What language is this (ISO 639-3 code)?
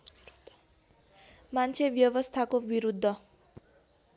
nep